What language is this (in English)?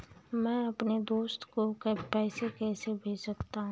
Hindi